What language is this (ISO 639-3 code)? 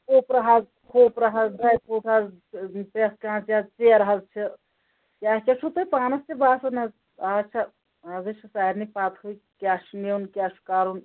kas